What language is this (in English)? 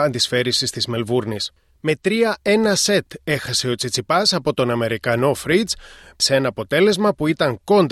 Greek